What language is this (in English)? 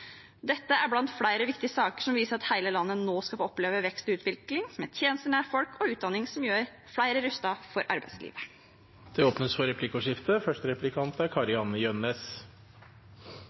Norwegian Bokmål